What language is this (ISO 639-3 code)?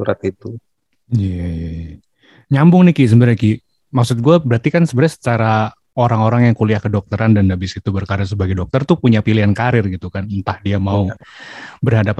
ind